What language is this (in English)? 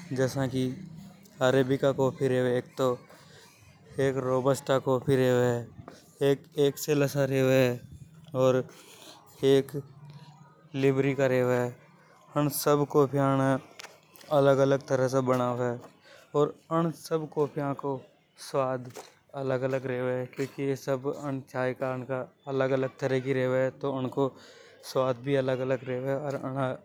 Hadothi